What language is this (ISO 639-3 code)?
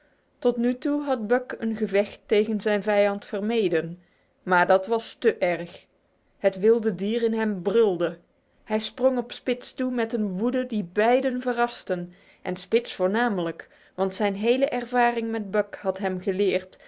nld